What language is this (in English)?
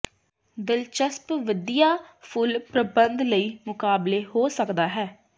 Punjabi